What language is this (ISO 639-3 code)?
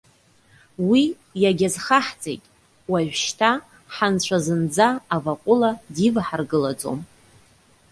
abk